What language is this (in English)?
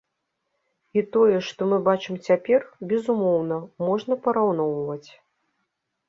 Belarusian